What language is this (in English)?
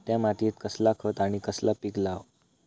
Marathi